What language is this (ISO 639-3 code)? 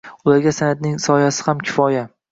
uzb